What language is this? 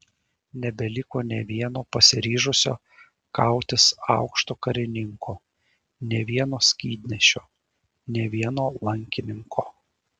Lithuanian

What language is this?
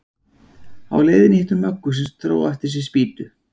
Icelandic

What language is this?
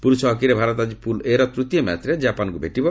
Odia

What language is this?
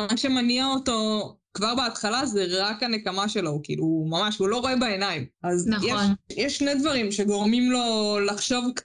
Hebrew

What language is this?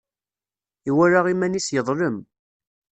Kabyle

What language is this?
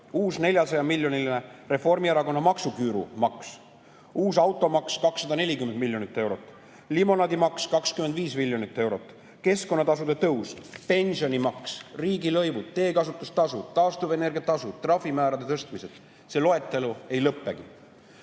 Estonian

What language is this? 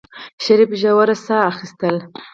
Pashto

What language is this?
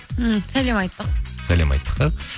Kazakh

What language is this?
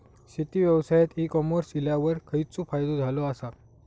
Marathi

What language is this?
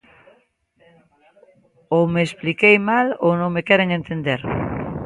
Galician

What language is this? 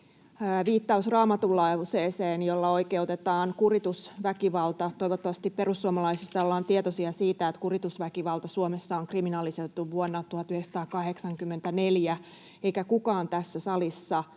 Finnish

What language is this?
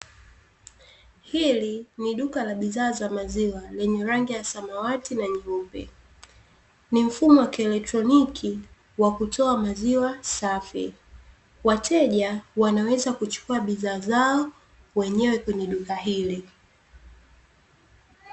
Swahili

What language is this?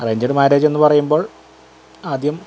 Malayalam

